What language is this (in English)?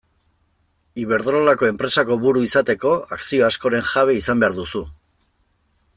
Basque